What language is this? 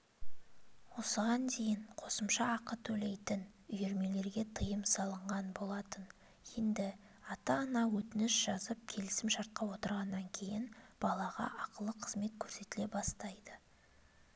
Kazakh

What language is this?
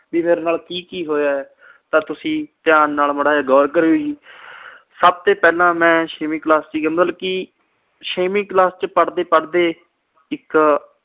Punjabi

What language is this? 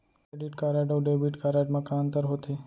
Chhattisgarhi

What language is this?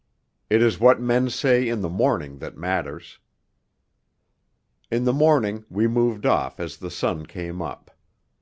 English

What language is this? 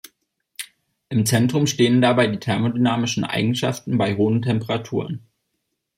German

